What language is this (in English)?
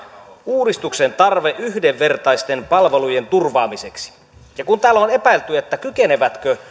Finnish